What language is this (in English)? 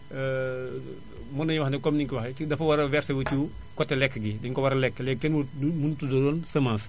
Wolof